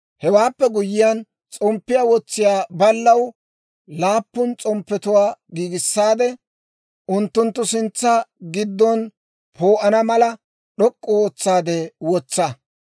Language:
Dawro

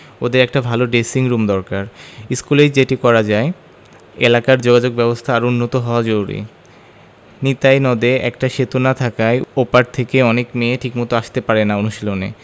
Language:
Bangla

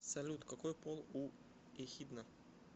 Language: Russian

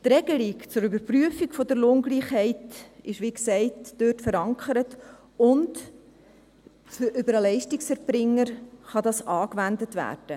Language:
Swiss German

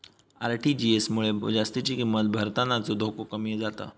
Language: Marathi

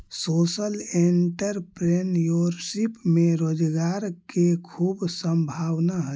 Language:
Magahi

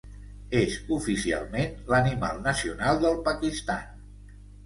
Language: Catalan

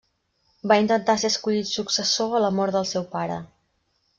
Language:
Catalan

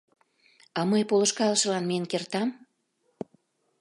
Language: Mari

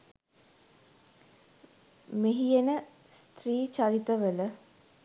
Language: Sinhala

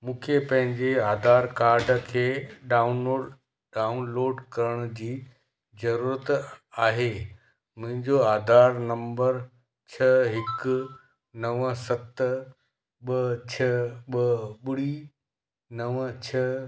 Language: Sindhi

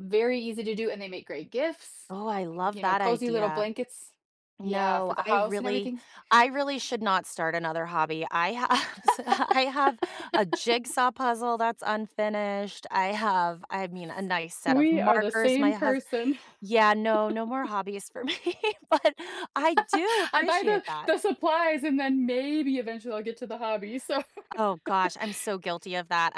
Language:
English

